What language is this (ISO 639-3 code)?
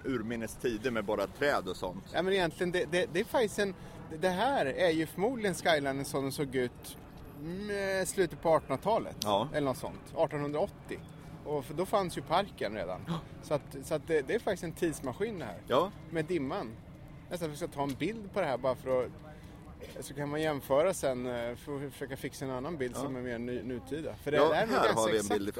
swe